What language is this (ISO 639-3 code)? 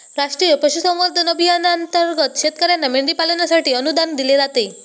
mar